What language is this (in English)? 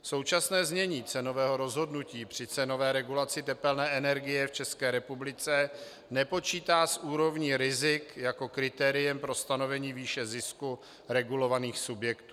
Czech